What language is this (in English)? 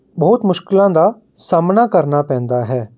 Punjabi